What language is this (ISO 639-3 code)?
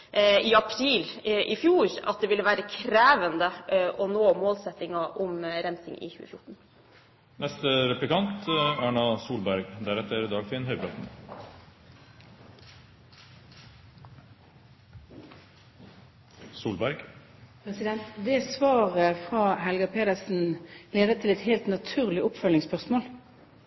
nob